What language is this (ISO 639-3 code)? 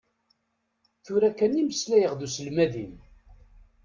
kab